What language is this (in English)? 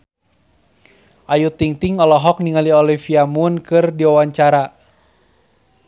Sundanese